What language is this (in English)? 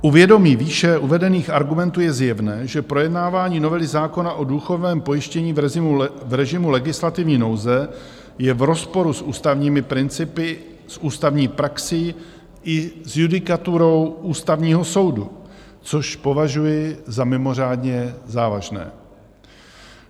Czech